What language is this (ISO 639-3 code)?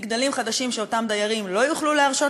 heb